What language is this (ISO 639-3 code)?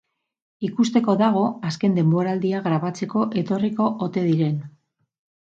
eus